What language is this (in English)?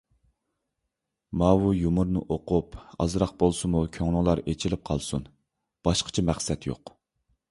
Uyghur